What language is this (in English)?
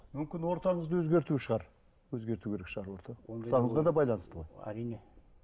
Kazakh